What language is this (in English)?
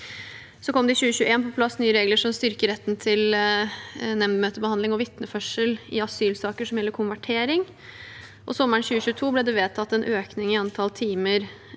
Norwegian